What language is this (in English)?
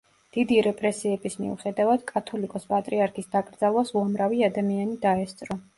Georgian